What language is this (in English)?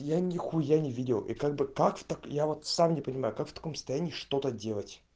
Russian